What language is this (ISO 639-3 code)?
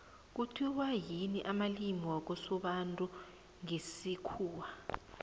nbl